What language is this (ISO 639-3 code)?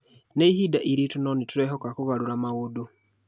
kik